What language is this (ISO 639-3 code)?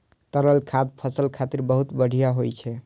mai